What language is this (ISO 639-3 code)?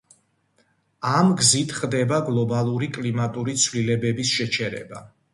kat